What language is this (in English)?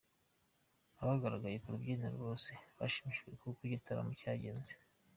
Kinyarwanda